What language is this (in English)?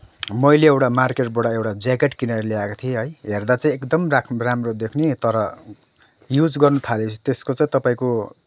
Nepali